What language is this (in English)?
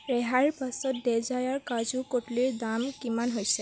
Assamese